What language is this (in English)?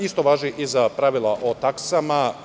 Serbian